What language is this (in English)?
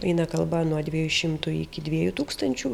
Lithuanian